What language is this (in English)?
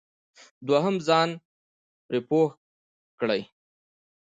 Pashto